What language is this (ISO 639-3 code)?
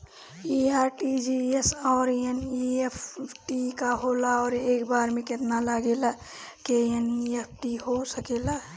bho